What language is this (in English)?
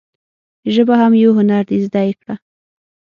Pashto